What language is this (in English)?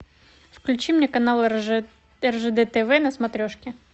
Russian